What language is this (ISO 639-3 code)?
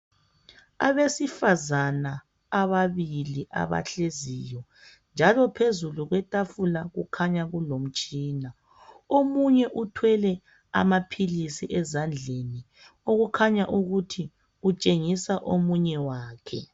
nde